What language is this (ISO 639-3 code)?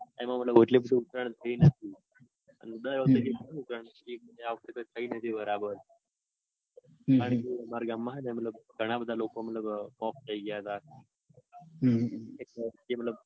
guj